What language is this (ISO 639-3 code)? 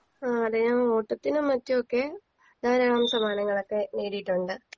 mal